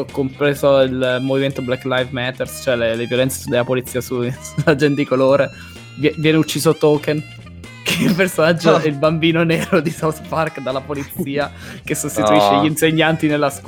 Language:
Italian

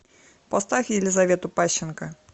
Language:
Russian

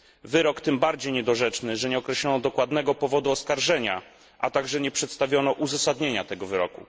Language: Polish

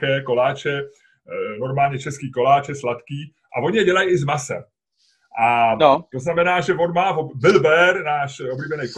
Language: Czech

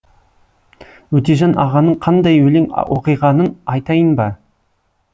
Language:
Kazakh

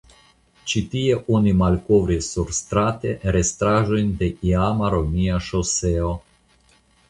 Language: Esperanto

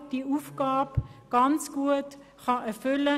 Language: Swiss German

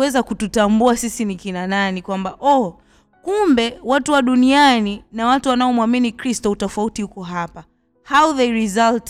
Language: Swahili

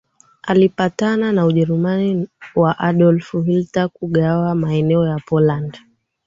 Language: Swahili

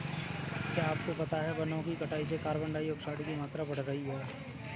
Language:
Hindi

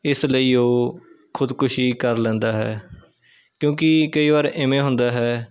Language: Punjabi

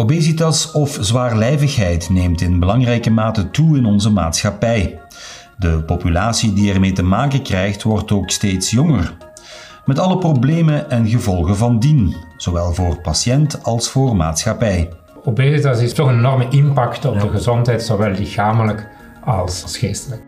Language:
Dutch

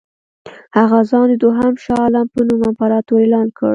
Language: Pashto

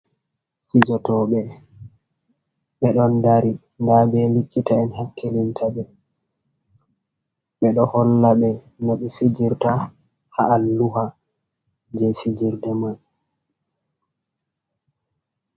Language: Fula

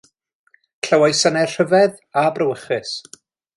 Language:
Welsh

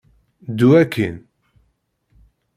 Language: Kabyle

